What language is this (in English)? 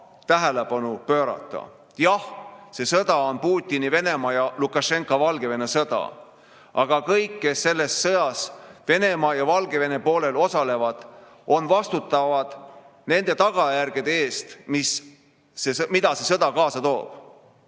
Estonian